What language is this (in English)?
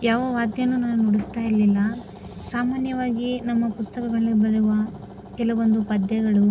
Kannada